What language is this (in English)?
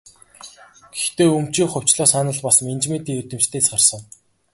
Mongolian